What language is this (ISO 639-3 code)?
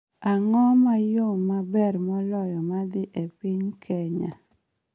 luo